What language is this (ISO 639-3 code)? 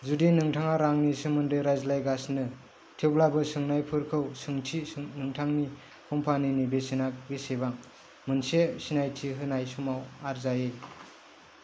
brx